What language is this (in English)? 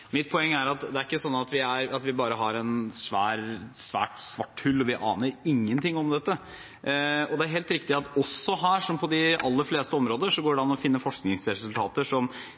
Norwegian Bokmål